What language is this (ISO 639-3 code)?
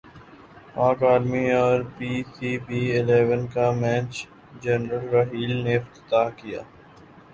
urd